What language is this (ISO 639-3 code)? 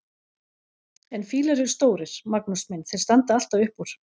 isl